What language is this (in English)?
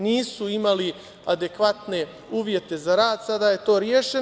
Serbian